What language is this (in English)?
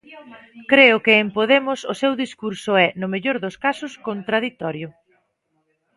Galician